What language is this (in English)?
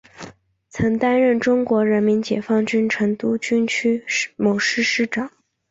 Chinese